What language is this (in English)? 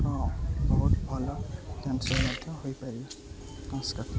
Odia